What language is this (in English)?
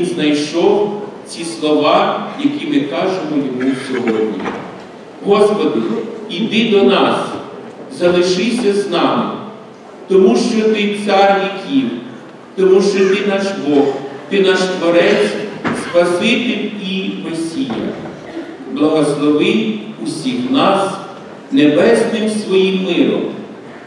Ukrainian